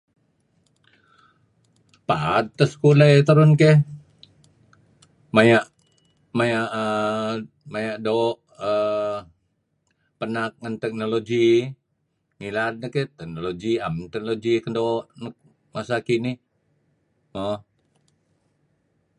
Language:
Kelabit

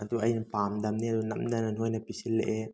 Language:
Manipuri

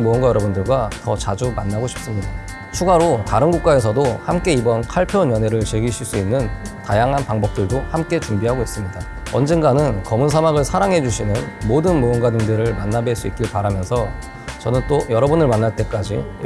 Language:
Korean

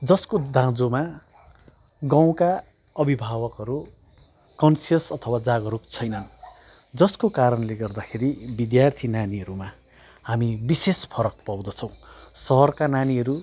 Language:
Nepali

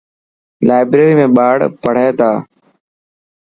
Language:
Dhatki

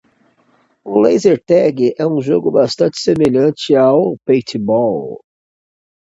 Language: Portuguese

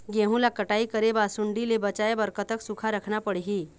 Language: Chhattisgarhi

